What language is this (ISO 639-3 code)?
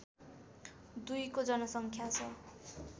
nep